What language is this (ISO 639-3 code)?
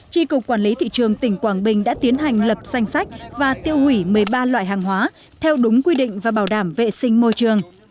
vie